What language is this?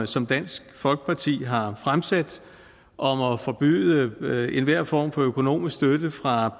Danish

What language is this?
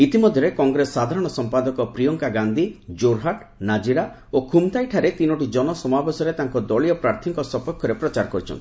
Odia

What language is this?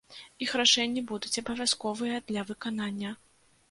Belarusian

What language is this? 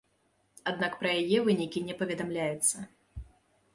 Belarusian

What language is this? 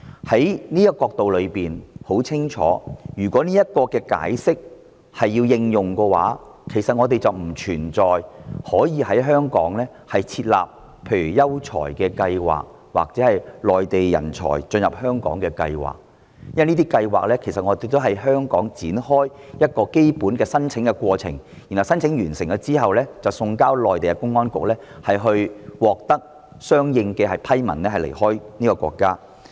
Cantonese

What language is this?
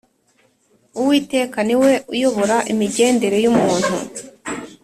Kinyarwanda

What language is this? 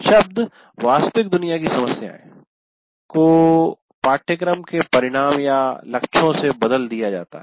Hindi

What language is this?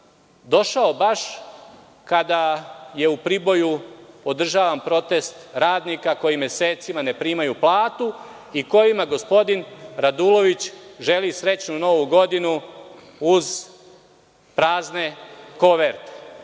Serbian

